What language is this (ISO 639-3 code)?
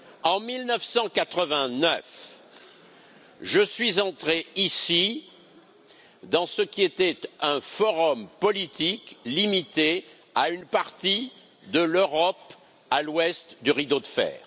fra